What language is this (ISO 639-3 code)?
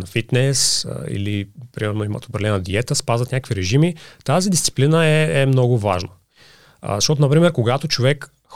bul